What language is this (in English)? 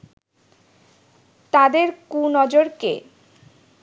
Bangla